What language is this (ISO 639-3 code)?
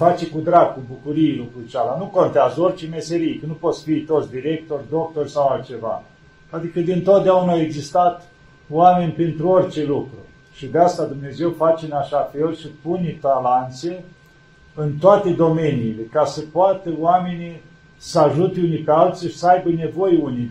ron